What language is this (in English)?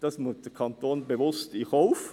Swiss German